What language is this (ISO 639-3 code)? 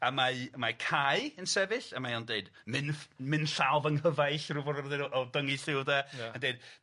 cym